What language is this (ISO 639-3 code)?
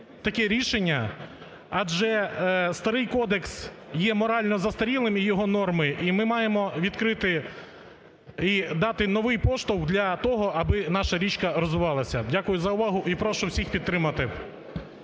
ukr